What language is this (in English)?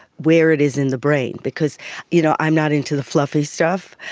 English